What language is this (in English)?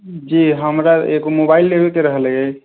Maithili